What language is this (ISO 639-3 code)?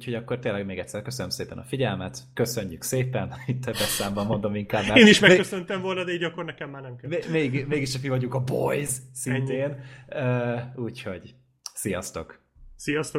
hun